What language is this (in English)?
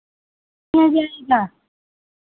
Hindi